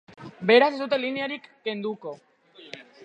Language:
Basque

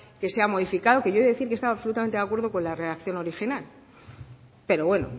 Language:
Spanish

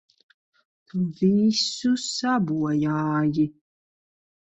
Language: Latvian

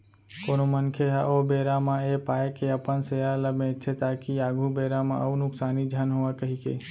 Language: Chhattisgarhi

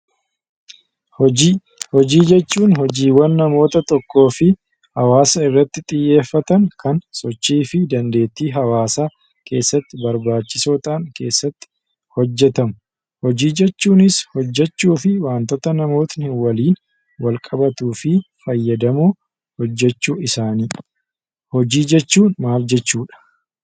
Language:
Oromo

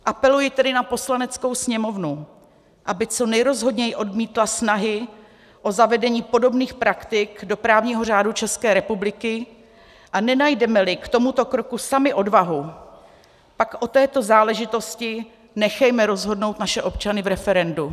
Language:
Czech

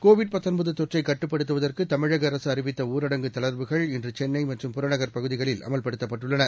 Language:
Tamil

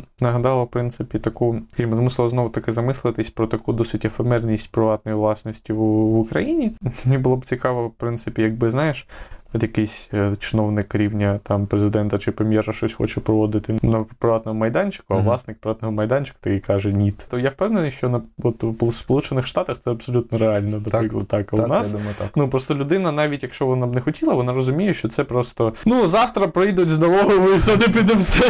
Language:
Ukrainian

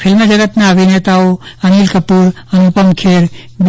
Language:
Gujarati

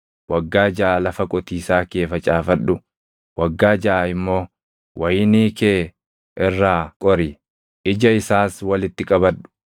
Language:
Oromo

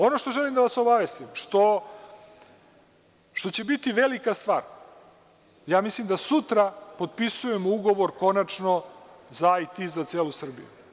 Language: Serbian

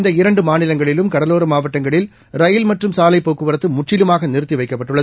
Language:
Tamil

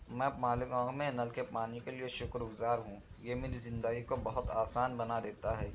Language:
Urdu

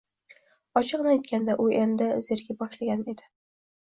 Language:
Uzbek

